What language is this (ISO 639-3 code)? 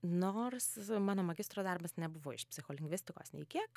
lit